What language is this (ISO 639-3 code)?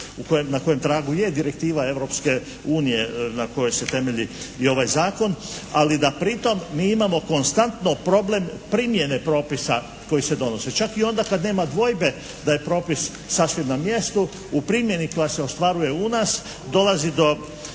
hrv